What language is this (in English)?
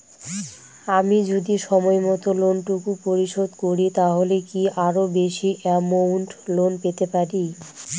Bangla